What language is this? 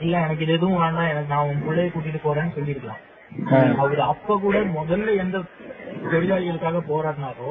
Tamil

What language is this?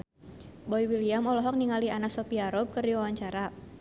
Sundanese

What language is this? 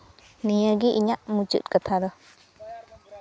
Santali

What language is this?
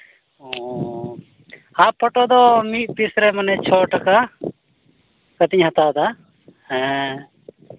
Santali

